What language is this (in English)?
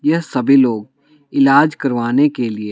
Hindi